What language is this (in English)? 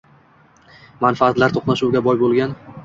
Uzbek